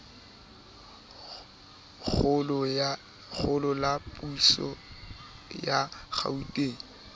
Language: Southern Sotho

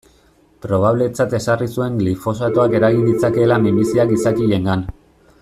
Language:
Basque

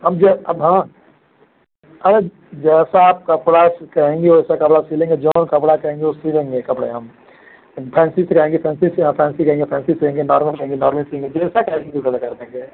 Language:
Hindi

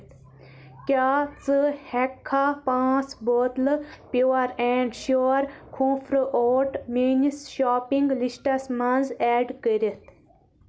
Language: Kashmiri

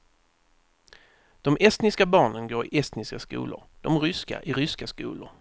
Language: Swedish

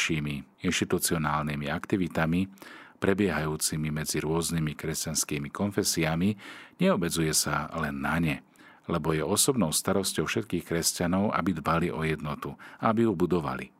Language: Slovak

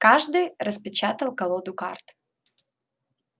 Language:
Russian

